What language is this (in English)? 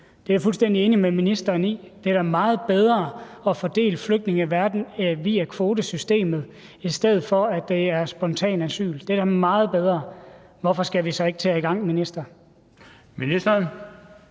Danish